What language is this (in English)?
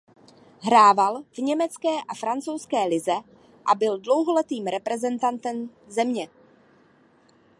Czech